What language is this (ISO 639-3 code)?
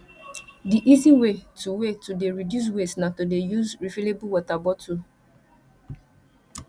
pcm